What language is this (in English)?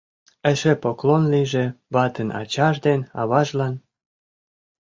Mari